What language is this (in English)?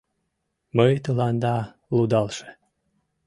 Mari